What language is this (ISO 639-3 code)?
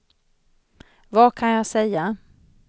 swe